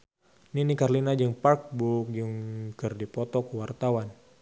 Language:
Sundanese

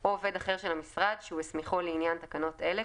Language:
Hebrew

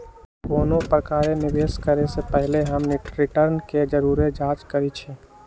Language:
Magahi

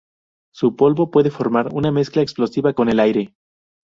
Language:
Spanish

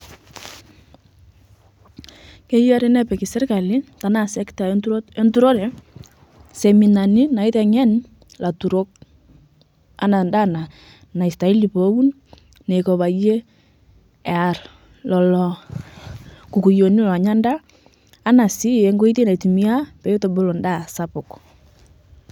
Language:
Masai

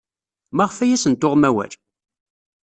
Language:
Kabyle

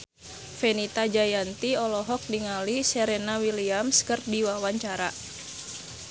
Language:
Sundanese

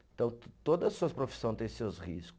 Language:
Portuguese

